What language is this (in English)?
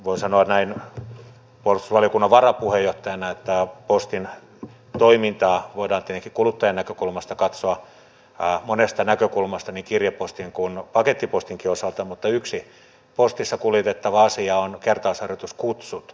Finnish